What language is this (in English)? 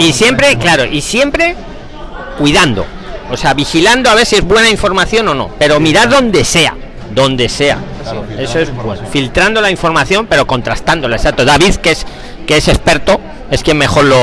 Spanish